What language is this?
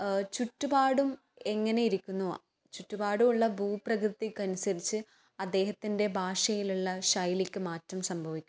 Malayalam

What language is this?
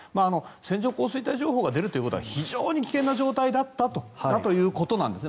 Japanese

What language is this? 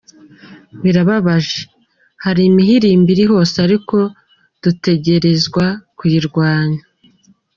Kinyarwanda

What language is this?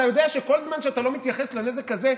Hebrew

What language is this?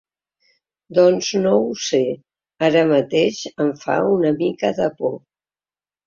Catalan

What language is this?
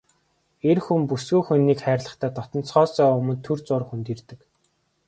Mongolian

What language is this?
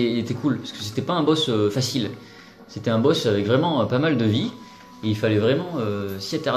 French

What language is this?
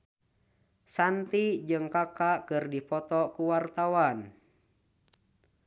Sundanese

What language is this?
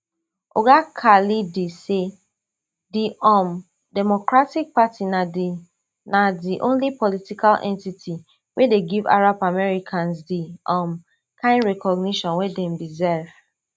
Nigerian Pidgin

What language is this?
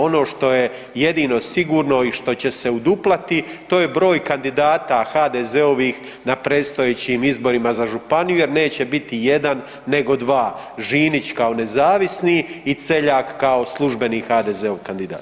Croatian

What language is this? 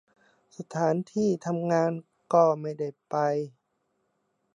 Thai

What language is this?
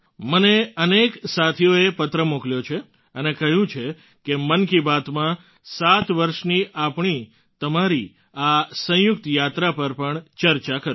Gujarati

